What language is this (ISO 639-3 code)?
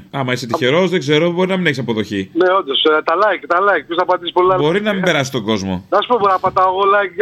ell